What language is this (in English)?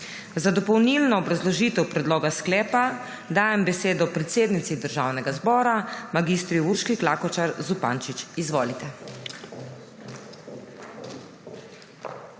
Slovenian